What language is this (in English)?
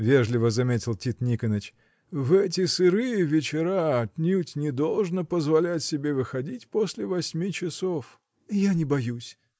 Russian